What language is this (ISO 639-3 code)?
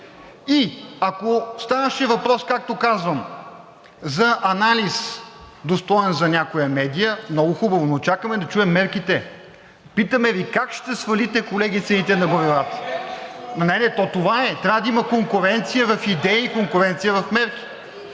bul